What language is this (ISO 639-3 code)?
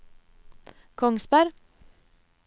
nor